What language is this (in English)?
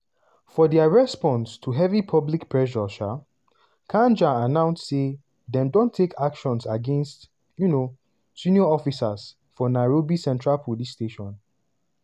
Nigerian Pidgin